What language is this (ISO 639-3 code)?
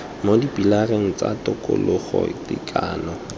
tsn